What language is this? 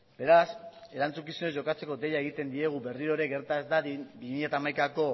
Basque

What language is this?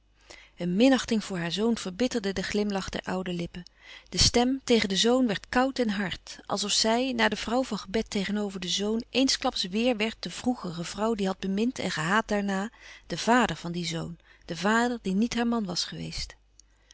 Dutch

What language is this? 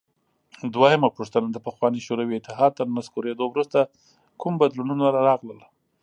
Pashto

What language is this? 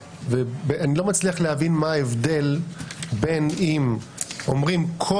Hebrew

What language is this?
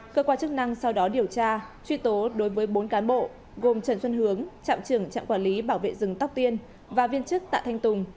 Vietnamese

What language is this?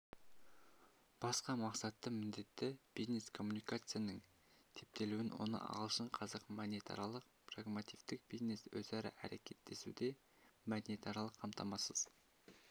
Kazakh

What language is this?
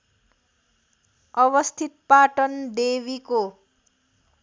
Nepali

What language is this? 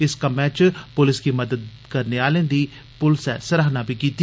Dogri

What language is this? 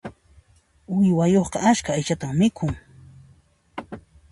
Puno Quechua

